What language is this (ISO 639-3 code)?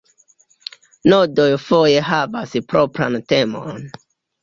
epo